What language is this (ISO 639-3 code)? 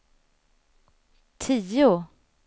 swe